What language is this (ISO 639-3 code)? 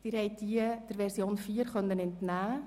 gsw